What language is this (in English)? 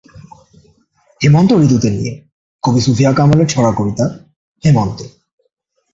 Bangla